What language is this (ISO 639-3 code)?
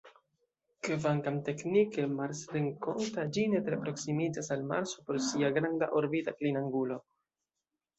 epo